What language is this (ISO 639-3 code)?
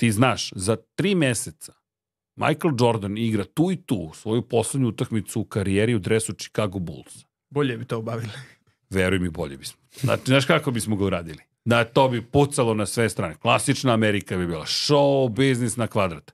hrv